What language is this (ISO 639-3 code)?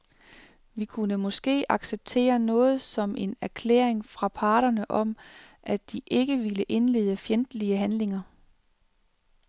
dan